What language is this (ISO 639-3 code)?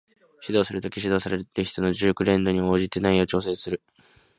jpn